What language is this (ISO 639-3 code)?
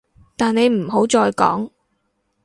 yue